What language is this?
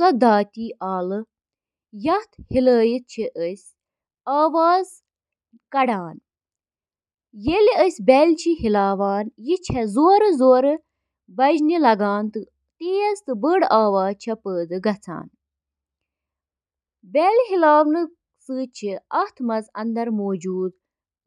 Kashmiri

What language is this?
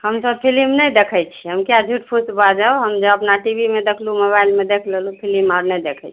Maithili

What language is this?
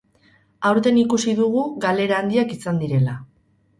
Basque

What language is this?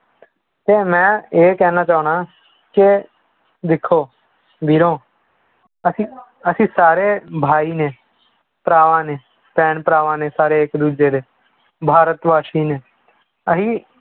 Punjabi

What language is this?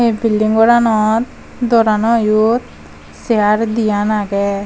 Chakma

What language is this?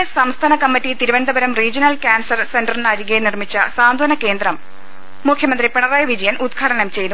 Malayalam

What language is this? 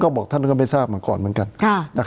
Thai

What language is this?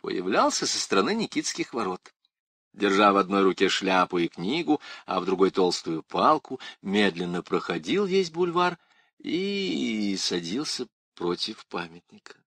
Russian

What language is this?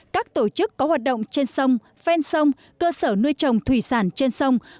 Vietnamese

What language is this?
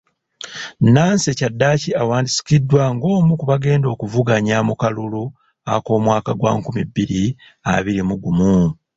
Ganda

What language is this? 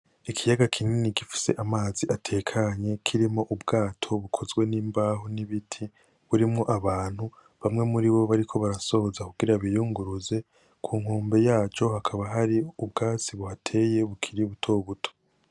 Rundi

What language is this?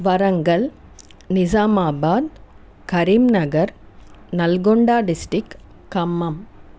Telugu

